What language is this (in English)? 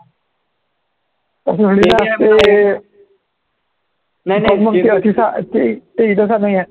Marathi